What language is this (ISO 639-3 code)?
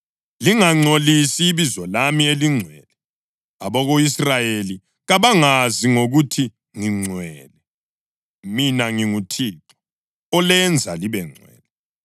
nde